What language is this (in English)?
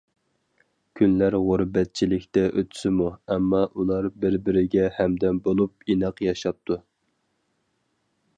Uyghur